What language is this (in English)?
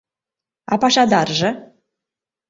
Mari